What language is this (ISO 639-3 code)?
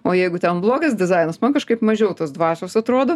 lit